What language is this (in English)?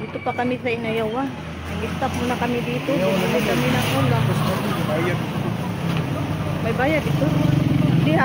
Filipino